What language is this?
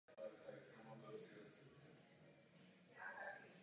Czech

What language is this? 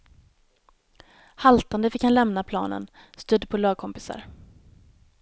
Swedish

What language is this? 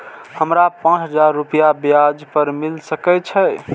Maithili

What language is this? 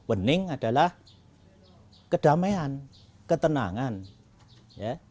Indonesian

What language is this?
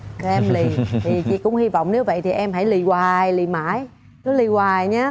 Vietnamese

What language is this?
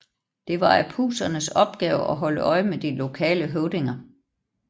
Danish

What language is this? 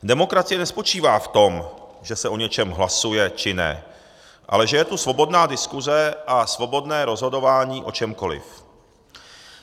Czech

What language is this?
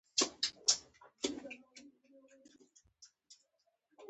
Pashto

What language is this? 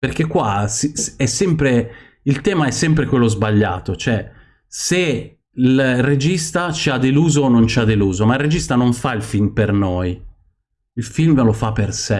Italian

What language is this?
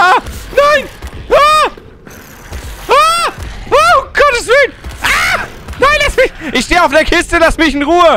German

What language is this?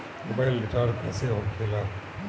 Bhojpuri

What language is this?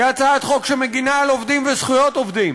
Hebrew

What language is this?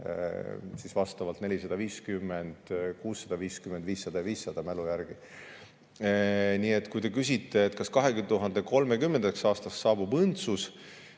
Estonian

